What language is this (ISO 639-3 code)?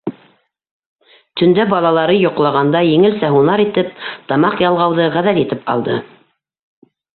bak